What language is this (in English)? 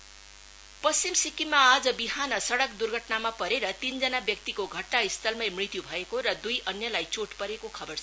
Nepali